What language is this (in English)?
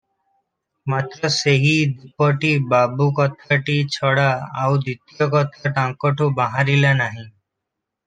Odia